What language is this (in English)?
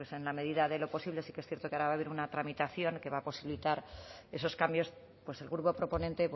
Spanish